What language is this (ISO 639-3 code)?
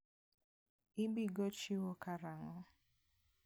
luo